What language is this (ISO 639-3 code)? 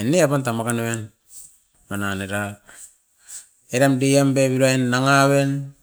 eiv